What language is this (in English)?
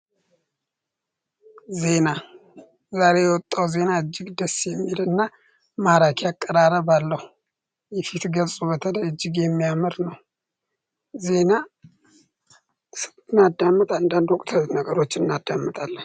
Amharic